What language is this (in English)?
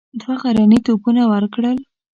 Pashto